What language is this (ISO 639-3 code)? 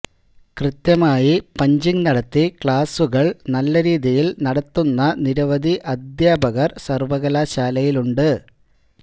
mal